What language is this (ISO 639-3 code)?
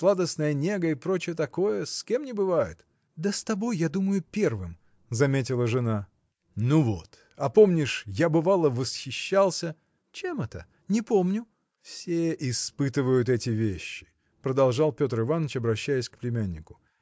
rus